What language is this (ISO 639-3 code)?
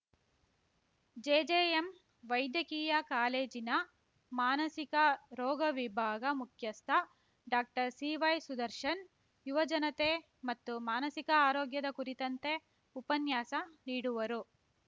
kan